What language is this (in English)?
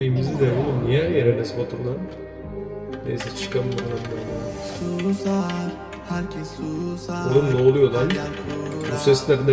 Turkish